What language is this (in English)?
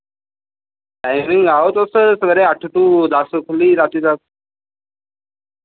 Dogri